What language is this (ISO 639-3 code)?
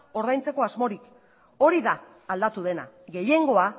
eus